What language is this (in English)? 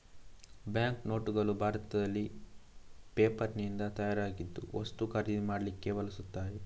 Kannada